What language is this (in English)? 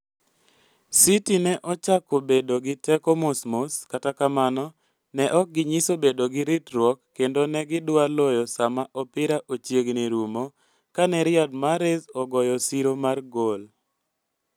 Luo (Kenya and Tanzania)